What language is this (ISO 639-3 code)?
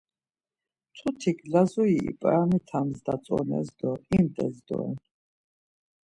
lzz